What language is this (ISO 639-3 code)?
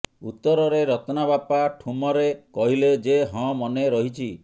ori